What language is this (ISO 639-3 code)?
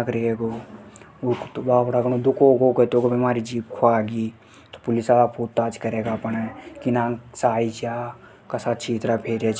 hoj